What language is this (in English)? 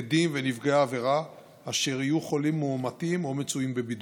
Hebrew